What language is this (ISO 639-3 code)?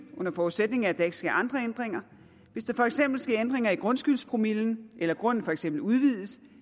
dan